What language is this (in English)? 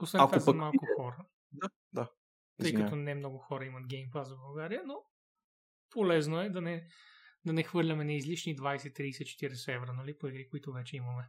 Bulgarian